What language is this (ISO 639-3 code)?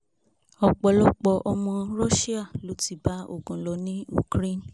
yor